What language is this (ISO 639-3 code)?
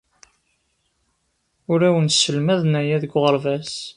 kab